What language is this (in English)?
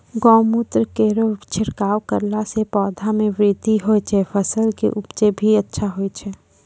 Maithili